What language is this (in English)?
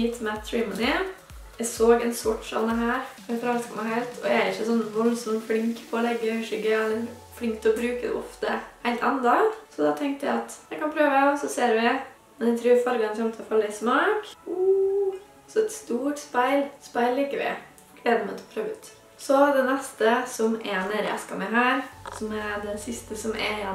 Norwegian